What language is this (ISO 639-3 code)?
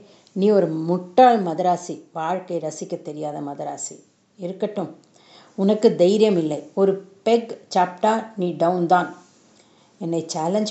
tam